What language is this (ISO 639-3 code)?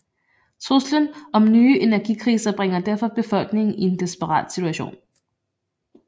dan